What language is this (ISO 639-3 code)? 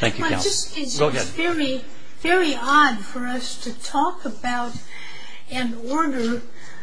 eng